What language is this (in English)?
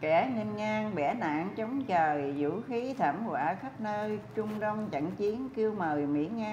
Vietnamese